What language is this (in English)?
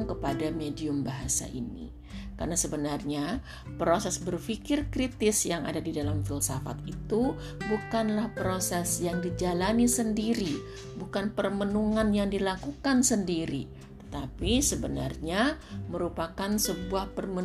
Indonesian